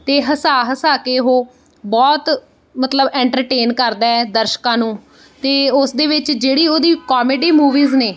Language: Punjabi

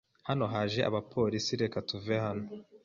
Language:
Kinyarwanda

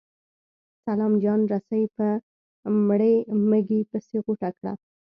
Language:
Pashto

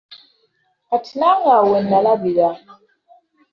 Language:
Ganda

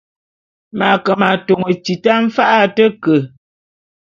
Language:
Bulu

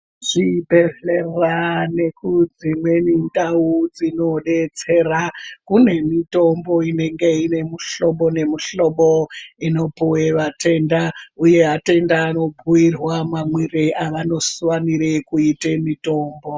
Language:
Ndau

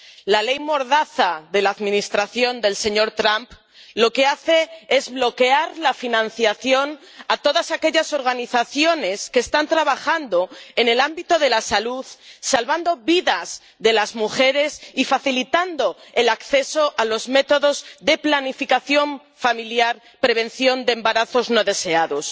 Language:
Spanish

